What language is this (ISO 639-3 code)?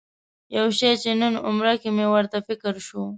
pus